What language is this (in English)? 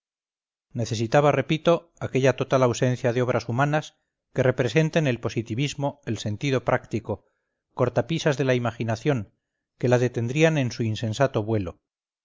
Spanish